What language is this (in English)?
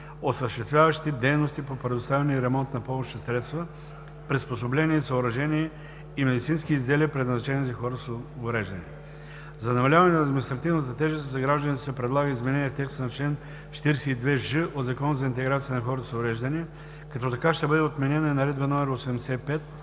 Bulgarian